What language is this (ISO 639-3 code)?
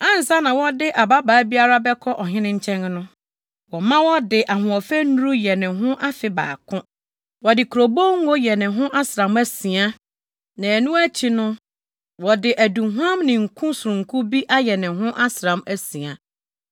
aka